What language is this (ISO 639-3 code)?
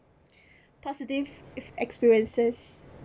eng